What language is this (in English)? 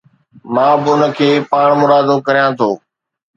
Sindhi